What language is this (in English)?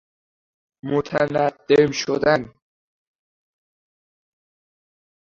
Persian